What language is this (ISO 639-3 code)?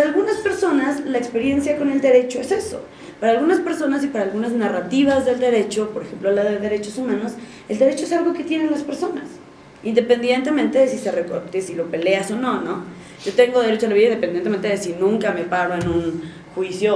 spa